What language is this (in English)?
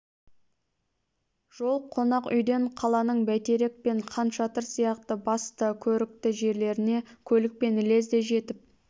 Kazakh